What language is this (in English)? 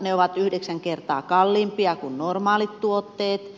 Finnish